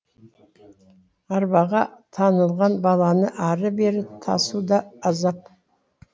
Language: Kazakh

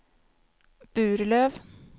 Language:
Swedish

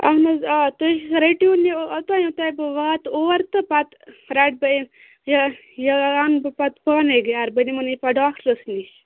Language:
Kashmiri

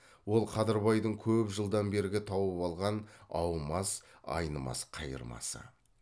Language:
Kazakh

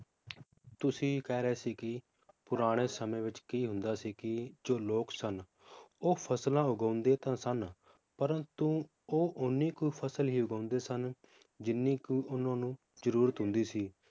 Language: Punjabi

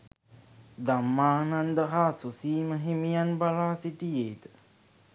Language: Sinhala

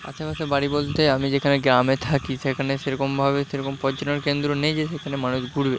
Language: Bangla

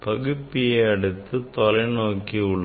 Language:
Tamil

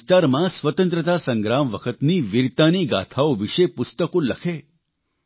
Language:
Gujarati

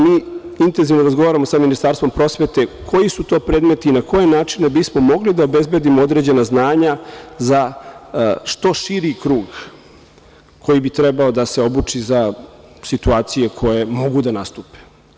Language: Serbian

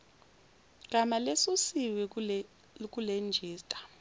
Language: Zulu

